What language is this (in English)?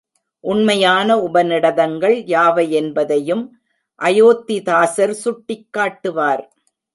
Tamil